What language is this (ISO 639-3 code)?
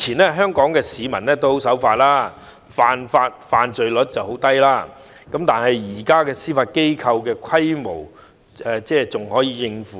yue